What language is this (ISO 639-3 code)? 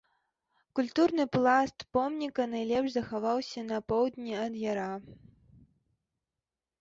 bel